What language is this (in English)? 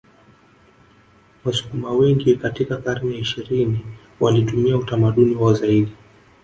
Swahili